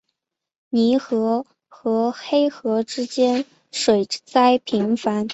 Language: Chinese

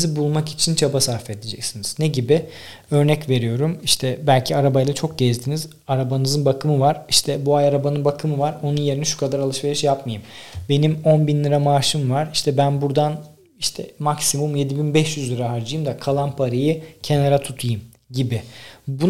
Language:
Turkish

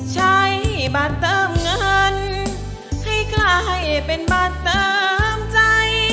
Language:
Thai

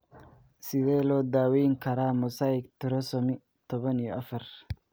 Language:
Somali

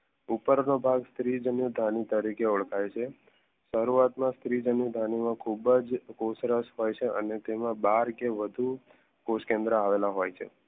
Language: Gujarati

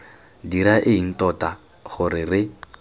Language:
Tswana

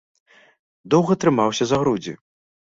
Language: Belarusian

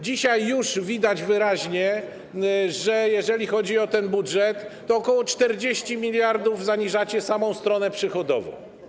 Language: Polish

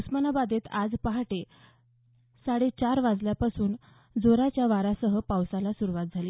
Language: Marathi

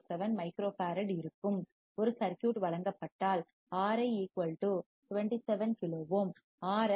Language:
Tamil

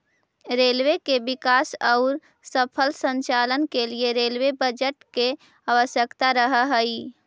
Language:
Magahi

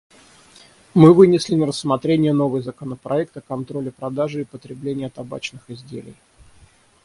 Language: Russian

